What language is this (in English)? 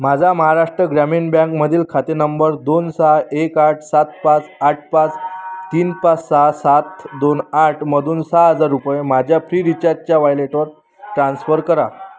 Marathi